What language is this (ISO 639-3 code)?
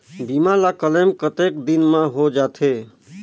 hne